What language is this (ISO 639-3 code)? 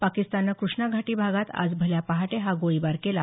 mar